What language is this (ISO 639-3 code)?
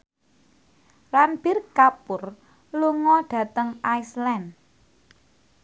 jav